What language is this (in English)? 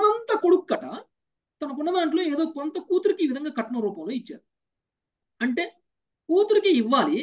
Telugu